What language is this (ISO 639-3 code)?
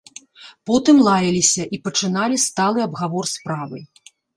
bel